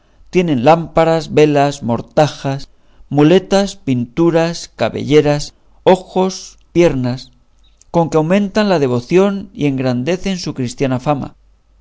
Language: Spanish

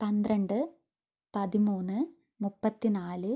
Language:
Malayalam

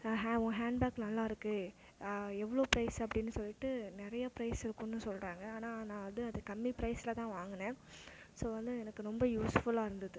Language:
Tamil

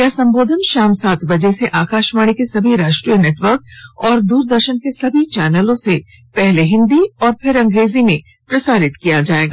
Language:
Hindi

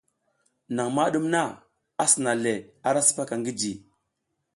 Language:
South Giziga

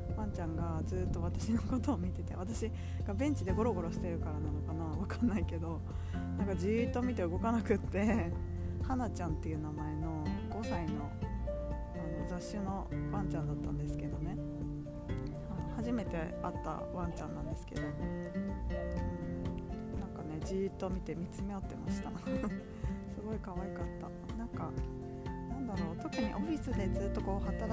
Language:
Japanese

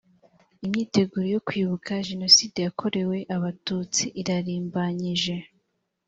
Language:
Kinyarwanda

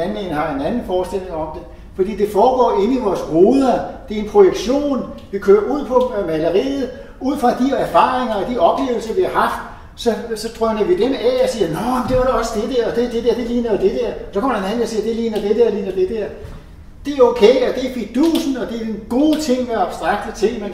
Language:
Danish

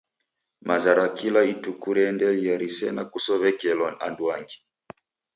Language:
Taita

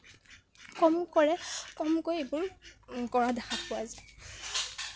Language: Assamese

